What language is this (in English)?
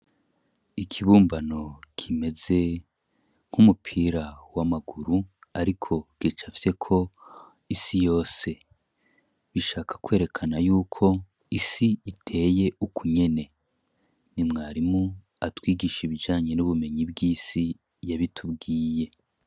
Rundi